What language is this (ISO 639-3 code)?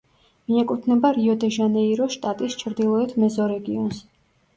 kat